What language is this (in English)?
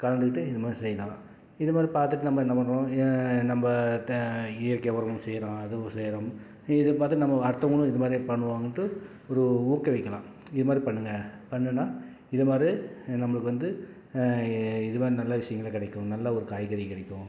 Tamil